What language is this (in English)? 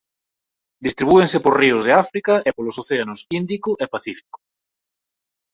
Galician